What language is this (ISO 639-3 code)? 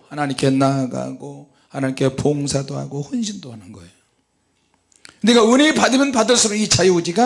kor